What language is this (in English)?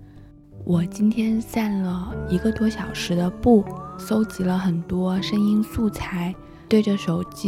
Chinese